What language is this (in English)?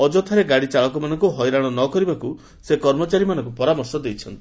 Odia